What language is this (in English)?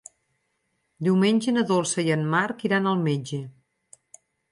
Catalan